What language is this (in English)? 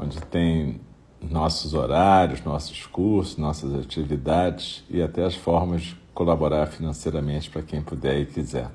Portuguese